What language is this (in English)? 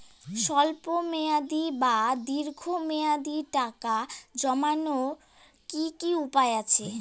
Bangla